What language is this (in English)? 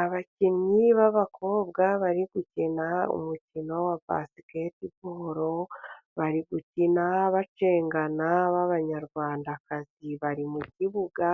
Kinyarwanda